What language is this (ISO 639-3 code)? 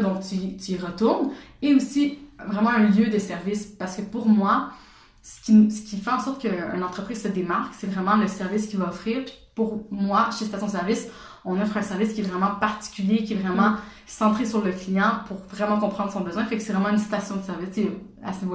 fra